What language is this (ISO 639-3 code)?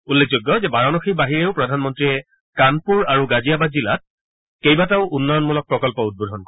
asm